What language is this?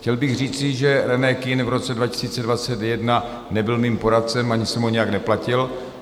Czech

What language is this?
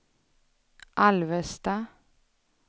Swedish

